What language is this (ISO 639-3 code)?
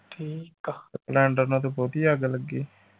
pan